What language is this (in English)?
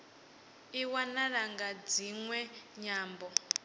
Venda